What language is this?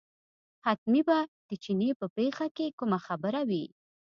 Pashto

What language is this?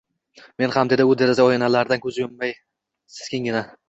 Uzbek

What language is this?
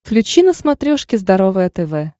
Russian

